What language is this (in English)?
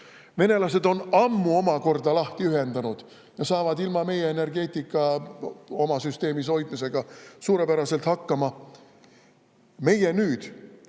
Estonian